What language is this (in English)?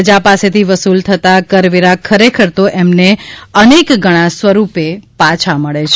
Gujarati